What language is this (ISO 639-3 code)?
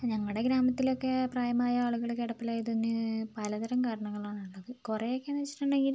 mal